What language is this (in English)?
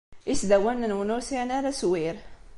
Kabyle